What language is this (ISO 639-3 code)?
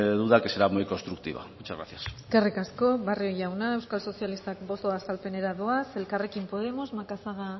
eus